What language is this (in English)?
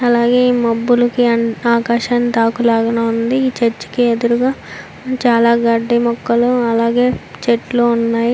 Telugu